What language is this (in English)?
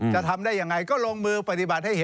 Thai